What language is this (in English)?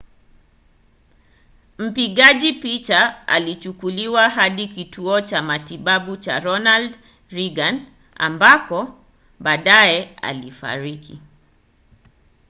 Swahili